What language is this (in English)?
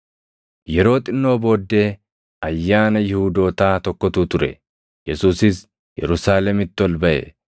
Oromo